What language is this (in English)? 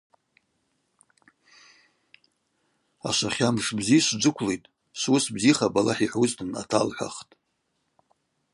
Abaza